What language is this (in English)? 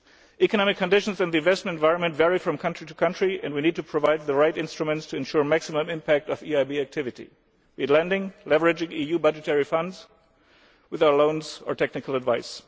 English